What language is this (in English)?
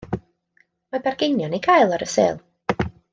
Welsh